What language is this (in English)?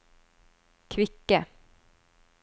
Norwegian